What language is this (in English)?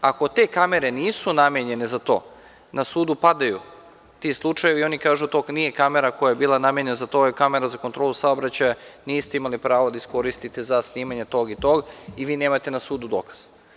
Serbian